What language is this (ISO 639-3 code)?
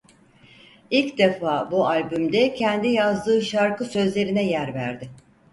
tur